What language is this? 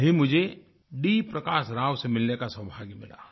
Hindi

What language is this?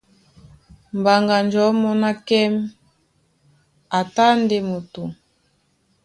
Duala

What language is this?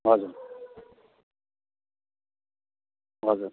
Nepali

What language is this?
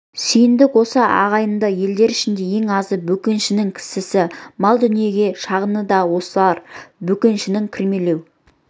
Kazakh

